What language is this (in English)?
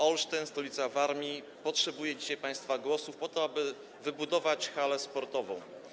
Polish